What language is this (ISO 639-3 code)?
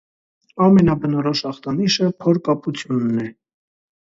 hye